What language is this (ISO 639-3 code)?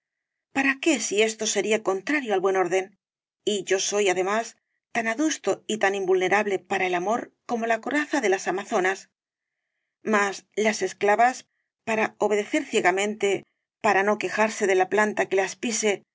spa